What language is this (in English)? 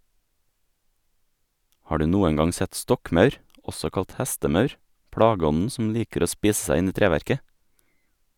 Norwegian